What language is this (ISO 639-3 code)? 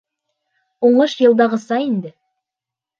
bak